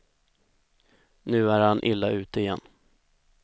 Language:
Swedish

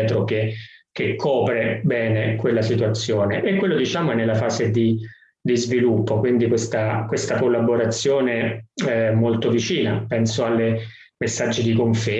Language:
Italian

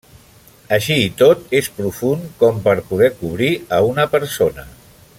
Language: Catalan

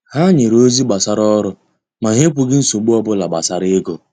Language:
Igbo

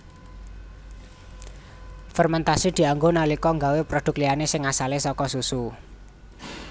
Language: Javanese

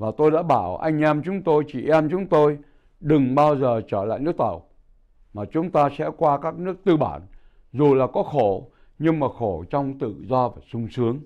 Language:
Vietnamese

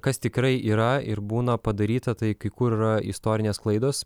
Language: Lithuanian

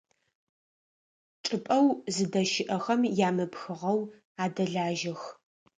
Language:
Adyghe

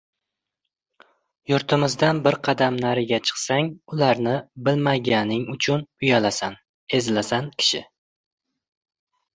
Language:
Uzbek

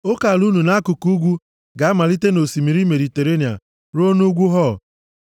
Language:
Igbo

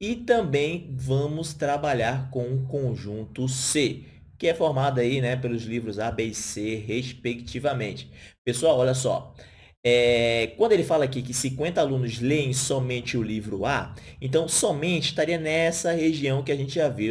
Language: Portuguese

